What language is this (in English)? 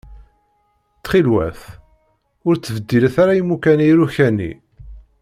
Kabyle